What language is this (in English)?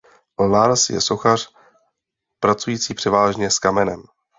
Czech